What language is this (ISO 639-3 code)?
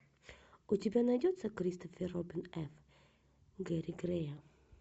rus